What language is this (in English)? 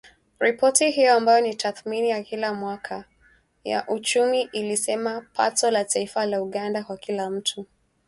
Swahili